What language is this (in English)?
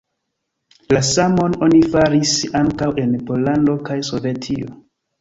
Esperanto